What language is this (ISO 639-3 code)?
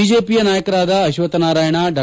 kan